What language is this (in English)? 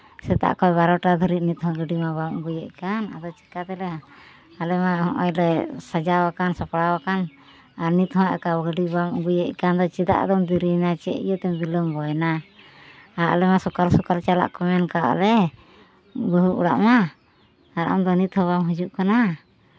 Santali